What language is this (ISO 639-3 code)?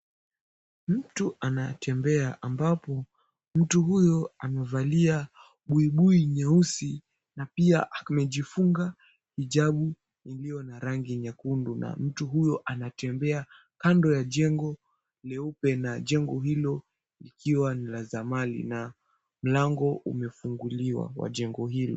swa